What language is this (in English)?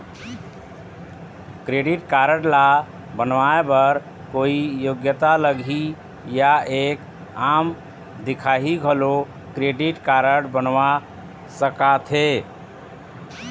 Chhattisgarhi